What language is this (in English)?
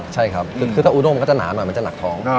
Thai